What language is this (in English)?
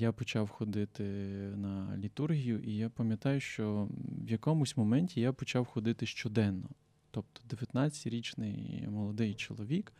Ukrainian